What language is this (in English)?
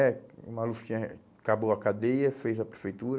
Portuguese